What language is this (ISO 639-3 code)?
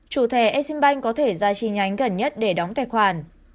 vie